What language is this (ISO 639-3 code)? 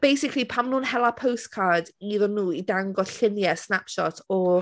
cym